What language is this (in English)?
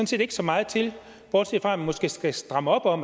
Danish